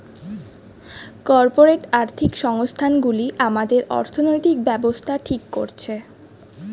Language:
Bangla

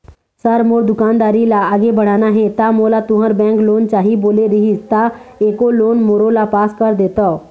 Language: Chhattisgarhi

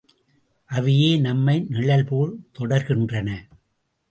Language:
Tamil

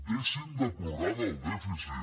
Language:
Catalan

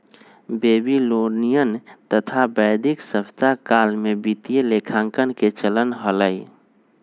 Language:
Magahi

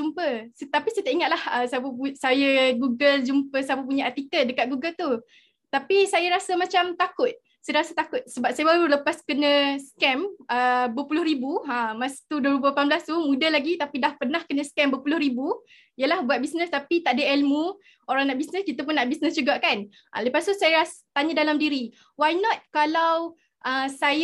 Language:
Malay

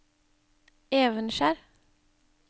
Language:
Norwegian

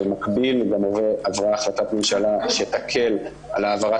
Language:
Hebrew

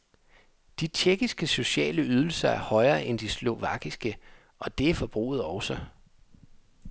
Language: Danish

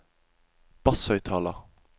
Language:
Norwegian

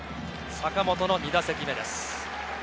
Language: Japanese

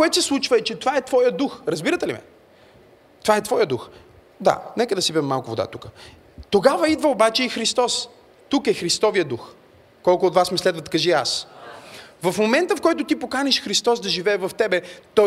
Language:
Bulgarian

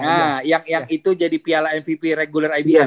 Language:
Indonesian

